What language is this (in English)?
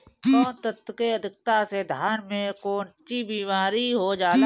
Bhojpuri